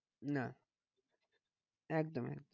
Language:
Bangla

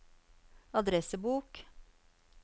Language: Norwegian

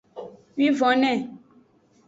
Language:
Aja (Benin)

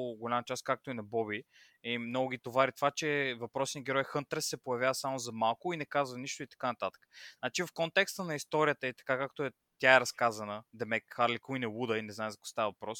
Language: Bulgarian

